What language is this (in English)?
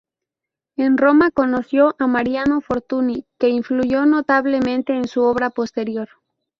Spanish